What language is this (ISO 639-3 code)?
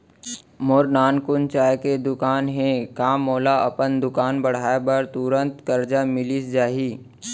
hne